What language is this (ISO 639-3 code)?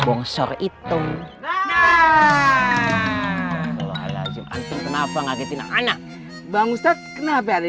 ind